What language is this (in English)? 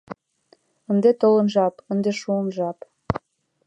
Mari